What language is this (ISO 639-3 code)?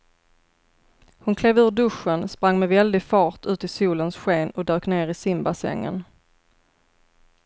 swe